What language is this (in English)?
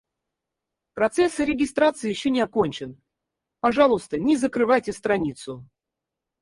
Russian